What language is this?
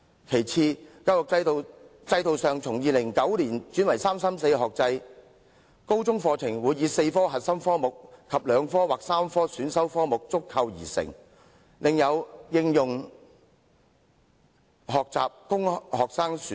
Cantonese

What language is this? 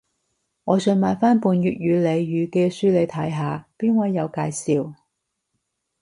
Cantonese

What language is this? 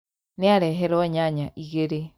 Kikuyu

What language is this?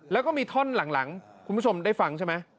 Thai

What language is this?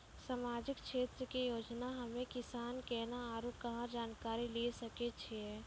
Maithili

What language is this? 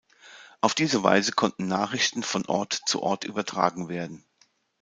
German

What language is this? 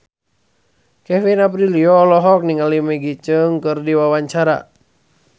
Sundanese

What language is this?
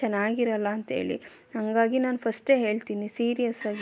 Kannada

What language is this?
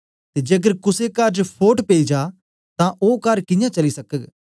Dogri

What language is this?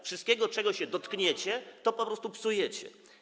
Polish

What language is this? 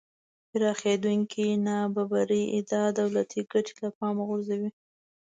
Pashto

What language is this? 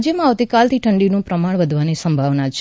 Gujarati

